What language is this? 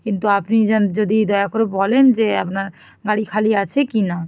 Bangla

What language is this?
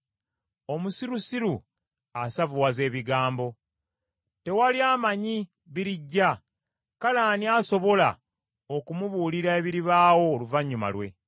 Ganda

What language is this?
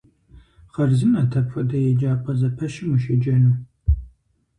Kabardian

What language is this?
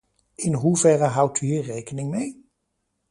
Dutch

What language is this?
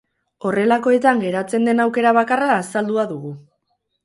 Basque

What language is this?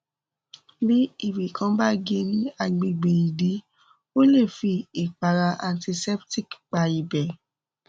Yoruba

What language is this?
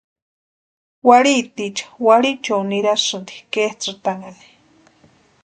Western Highland Purepecha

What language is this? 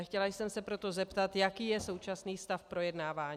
Czech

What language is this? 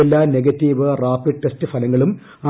Malayalam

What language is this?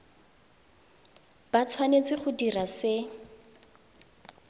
Tswana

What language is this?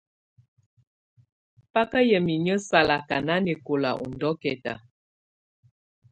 Tunen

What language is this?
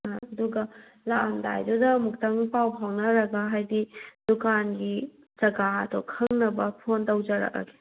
Manipuri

